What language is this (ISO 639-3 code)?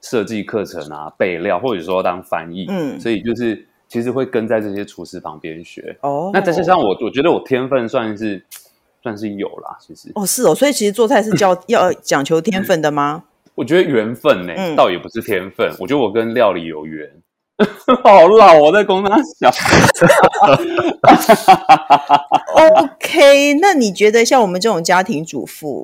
zho